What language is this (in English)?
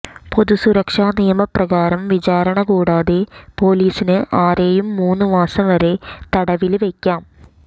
Malayalam